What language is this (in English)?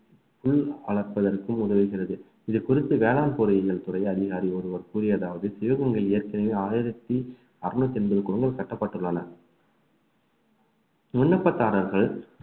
Tamil